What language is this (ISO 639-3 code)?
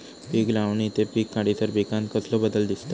mar